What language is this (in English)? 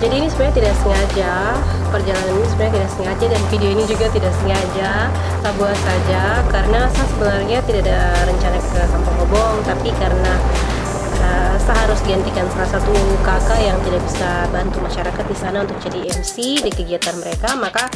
Indonesian